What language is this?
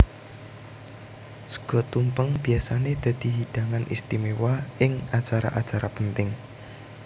Javanese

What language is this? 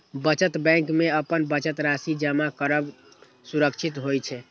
Maithili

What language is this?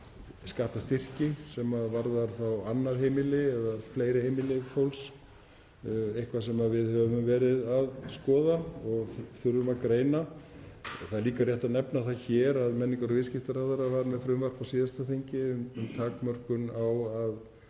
Icelandic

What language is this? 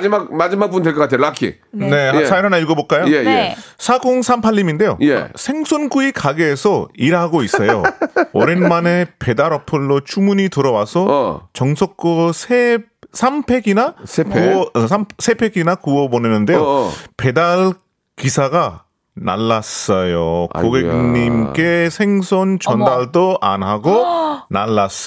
Korean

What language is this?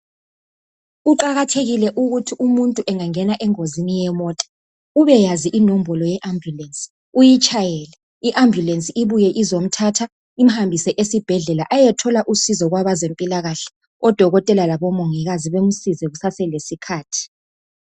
North Ndebele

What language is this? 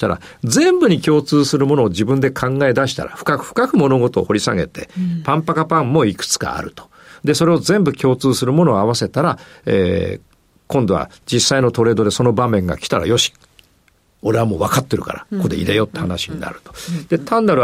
Japanese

